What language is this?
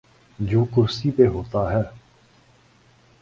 Urdu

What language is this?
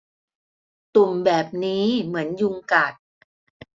Thai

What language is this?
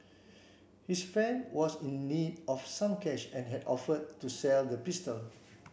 English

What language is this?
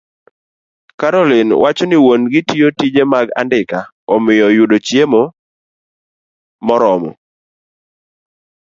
Luo (Kenya and Tanzania)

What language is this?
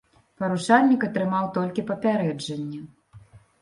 Belarusian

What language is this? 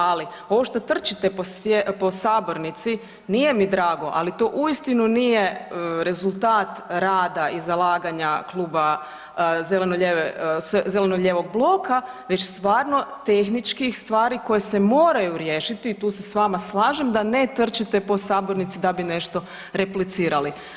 Croatian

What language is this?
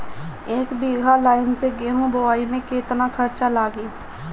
Bhojpuri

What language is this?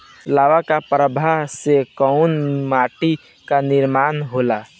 Bhojpuri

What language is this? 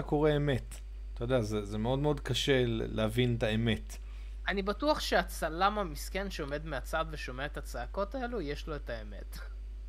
Hebrew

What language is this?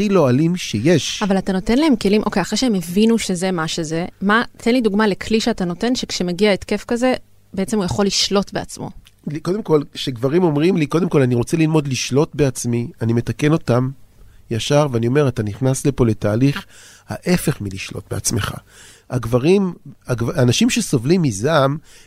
Hebrew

